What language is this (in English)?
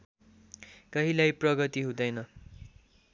Nepali